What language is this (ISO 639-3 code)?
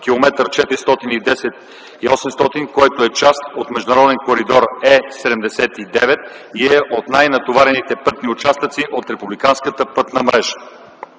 bul